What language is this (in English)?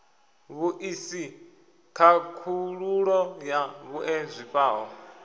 Venda